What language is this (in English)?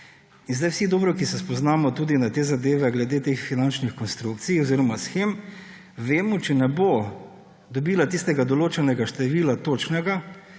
Slovenian